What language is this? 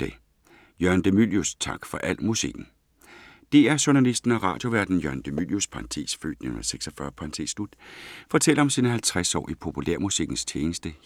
Danish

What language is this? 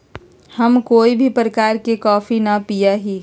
Magahi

